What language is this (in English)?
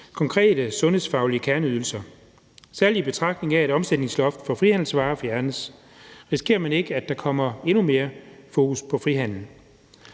Danish